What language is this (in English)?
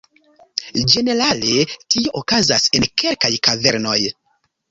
Esperanto